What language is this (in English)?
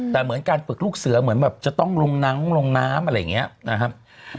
Thai